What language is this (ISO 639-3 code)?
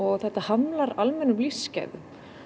isl